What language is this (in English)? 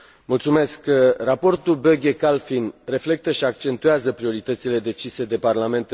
Romanian